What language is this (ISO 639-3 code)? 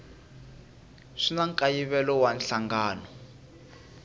tso